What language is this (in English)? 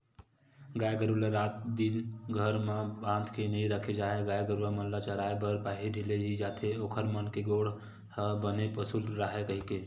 Chhattisgarhi